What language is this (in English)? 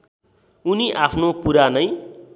Nepali